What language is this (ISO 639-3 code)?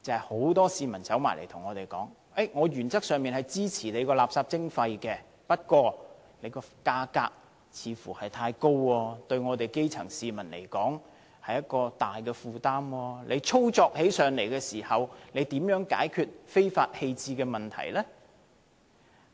yue